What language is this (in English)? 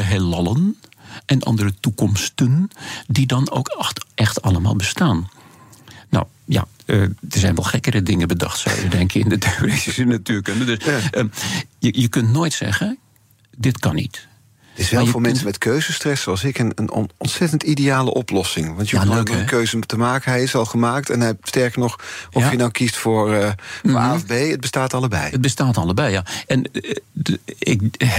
Dutch